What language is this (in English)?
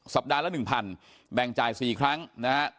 Thai